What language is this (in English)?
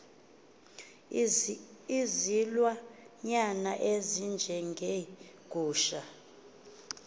Xhosa